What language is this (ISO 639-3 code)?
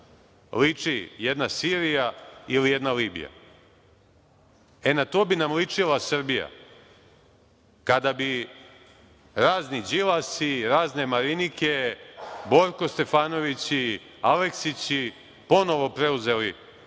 srp